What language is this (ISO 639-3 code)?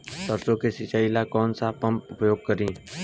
bho